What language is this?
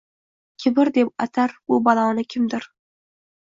Uzbek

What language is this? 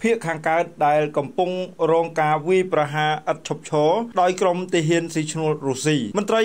Thai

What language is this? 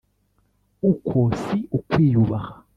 Kinyarwanda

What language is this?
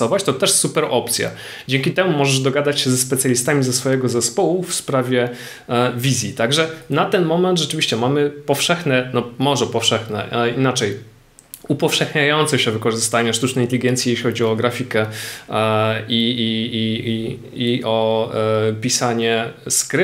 Polish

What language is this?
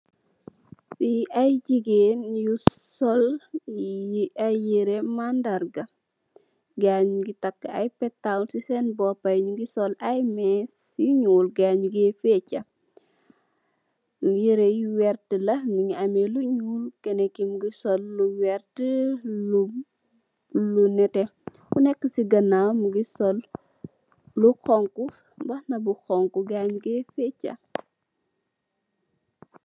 Wolof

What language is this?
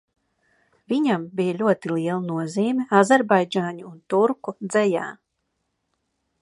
Latvian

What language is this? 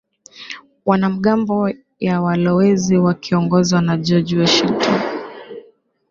Swahili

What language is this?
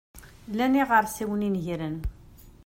Kabyle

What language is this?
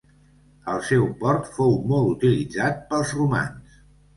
Catalan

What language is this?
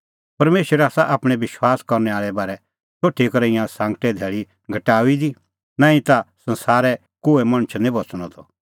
Kullu Pahari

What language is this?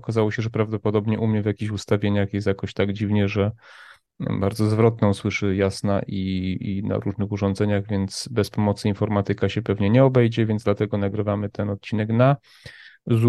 Polish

